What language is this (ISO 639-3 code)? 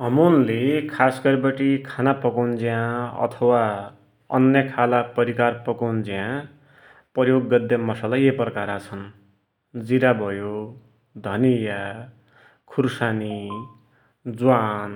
dty